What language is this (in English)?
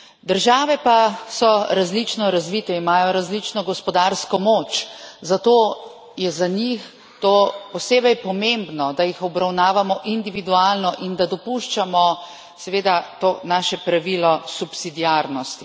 Slovenian